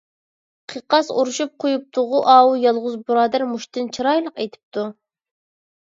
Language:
Uyghur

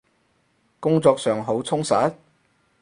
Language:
Cantonese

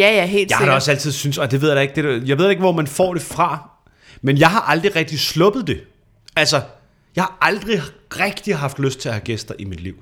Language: Danish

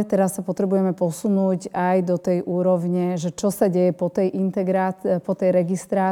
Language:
Slovak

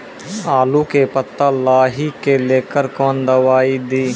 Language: Maithili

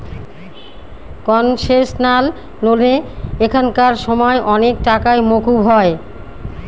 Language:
Bangla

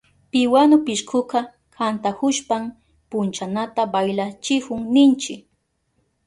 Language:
Southern Pastaza Quechua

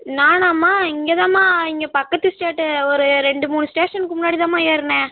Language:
Tamil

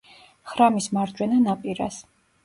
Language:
Georgian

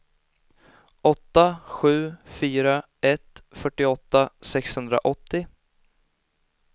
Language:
Swedish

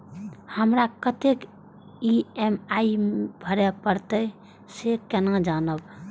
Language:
Maithili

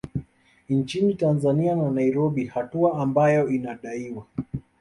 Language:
Swahili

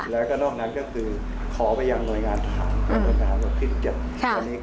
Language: Thai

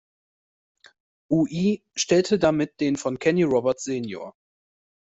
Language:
German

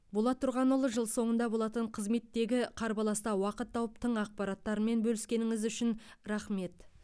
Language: Kazakh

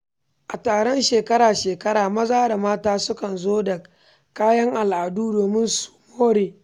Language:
Hausa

